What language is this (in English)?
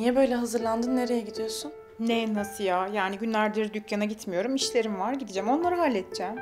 Turkish